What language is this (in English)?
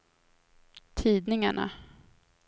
Swedish